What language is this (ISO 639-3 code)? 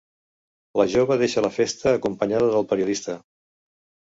cat